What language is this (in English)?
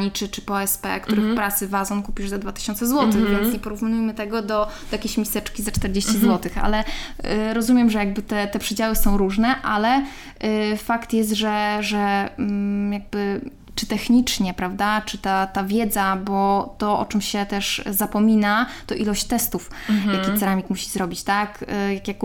Polish